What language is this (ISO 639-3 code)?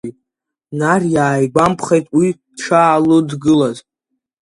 abk